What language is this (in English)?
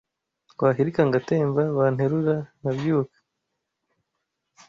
Kinyarwanda